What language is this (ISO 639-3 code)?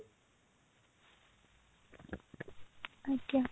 ori